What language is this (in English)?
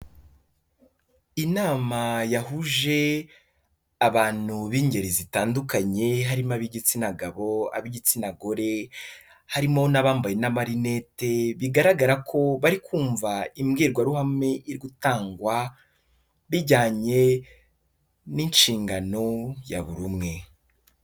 Kinyarwanda